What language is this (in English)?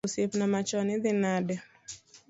Luo (Kenya and Tanzania)